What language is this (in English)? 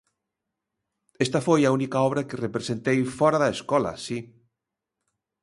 Galician